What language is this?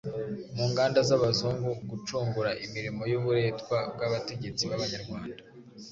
Kinyarwanda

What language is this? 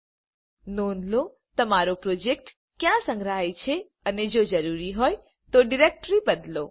Gujarati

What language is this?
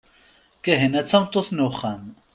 Kabyle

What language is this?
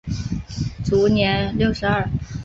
Chinese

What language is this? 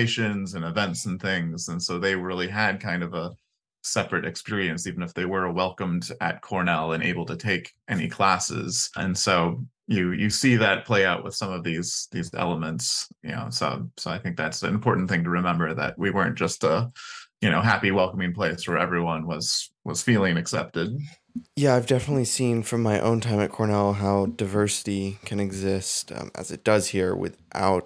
English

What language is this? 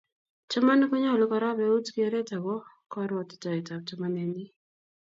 Kalenjin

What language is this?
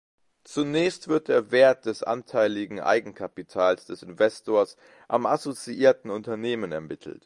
German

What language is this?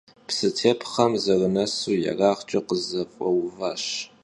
Kabardian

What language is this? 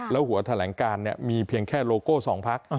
Thai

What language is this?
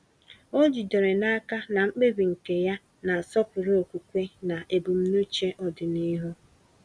Igbo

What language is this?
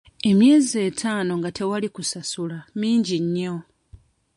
Ganda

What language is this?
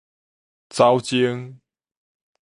Min Nan Chinese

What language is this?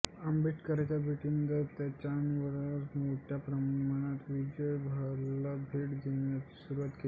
Marathi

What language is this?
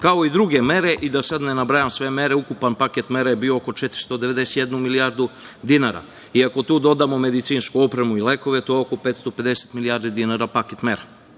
Serbian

